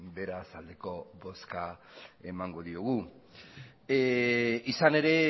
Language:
Basque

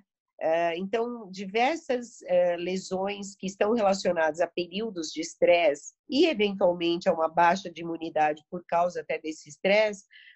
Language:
Portuguese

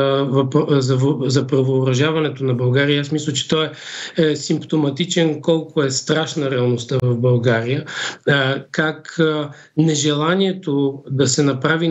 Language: Bulgarian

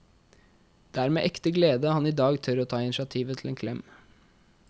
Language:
Norwegian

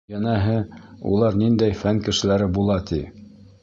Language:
Bashkir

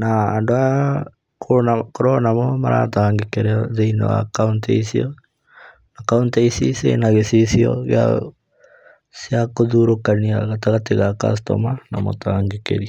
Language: Kikuyu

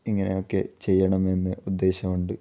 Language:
Malayalam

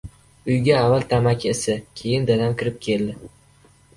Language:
Uzbek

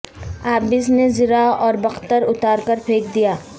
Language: Urdu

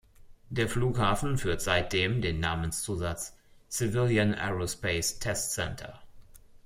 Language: German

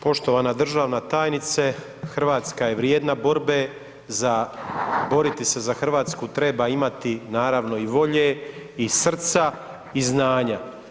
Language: Croatian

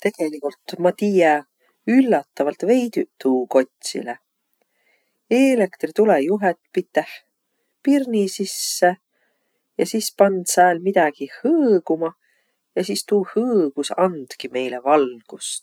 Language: Võro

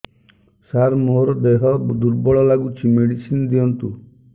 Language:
Odia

